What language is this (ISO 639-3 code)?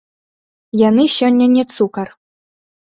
bel